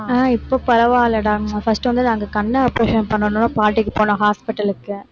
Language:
Tamil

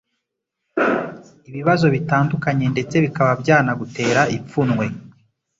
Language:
Kinyarwanda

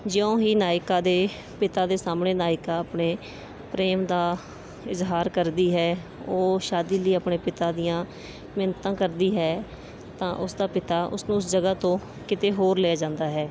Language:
Punjabi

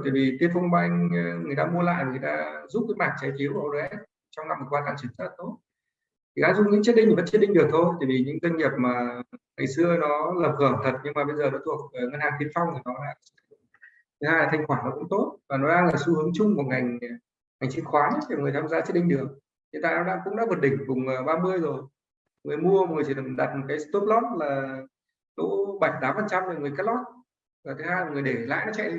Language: Vietnamese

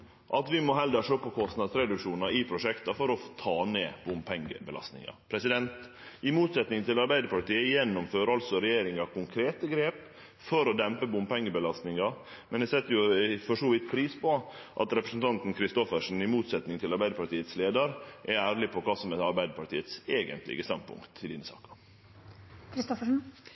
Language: Norwegian Nynorsk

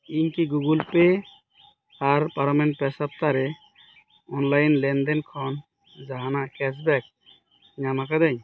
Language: Santali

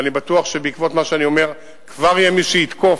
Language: Hebrew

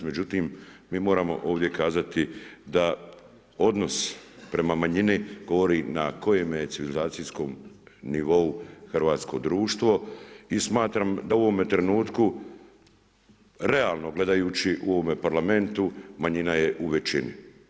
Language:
Croatian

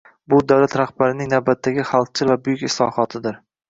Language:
Uzbek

